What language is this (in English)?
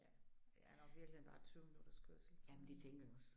Danish